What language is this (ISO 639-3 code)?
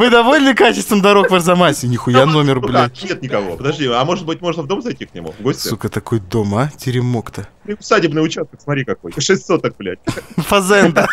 rus